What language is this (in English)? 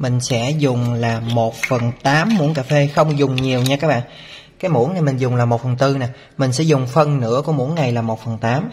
Vietnamese